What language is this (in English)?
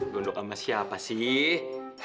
Indonesian